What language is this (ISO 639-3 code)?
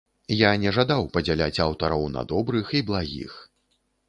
bel